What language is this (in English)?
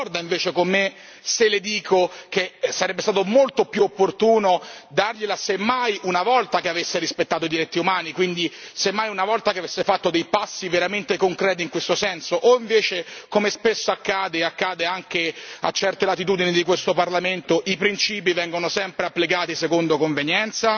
Italian